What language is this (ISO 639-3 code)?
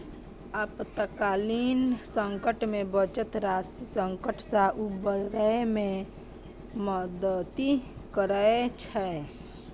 mai